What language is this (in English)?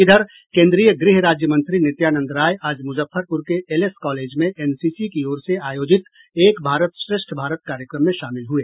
Hindi